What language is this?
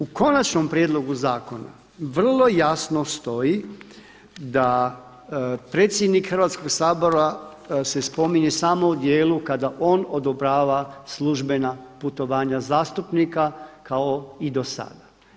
Croatian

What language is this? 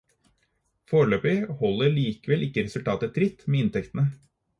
Norwegian Bokmål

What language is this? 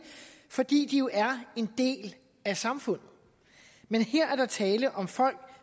Danish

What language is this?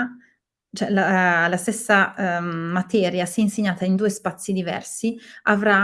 Italian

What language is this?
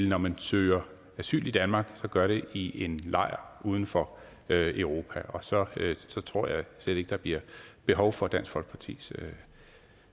Danish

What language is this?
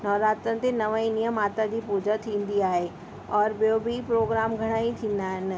Sindhi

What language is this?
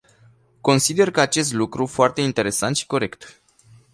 Romanian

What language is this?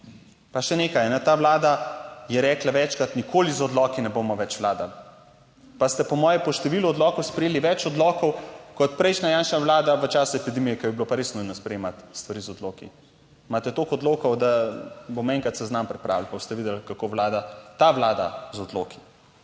Slovenian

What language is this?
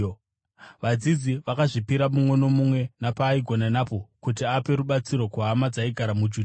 Shona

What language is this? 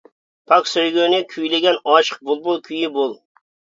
Uyghur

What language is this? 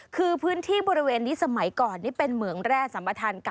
Thai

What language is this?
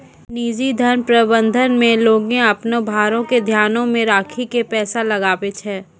Maithili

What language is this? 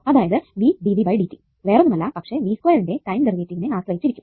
Malayalam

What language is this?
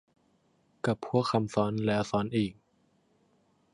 Thai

